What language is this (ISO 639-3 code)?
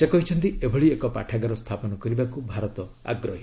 ori